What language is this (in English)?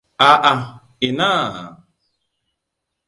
Hausa